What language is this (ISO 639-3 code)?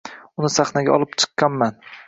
uzb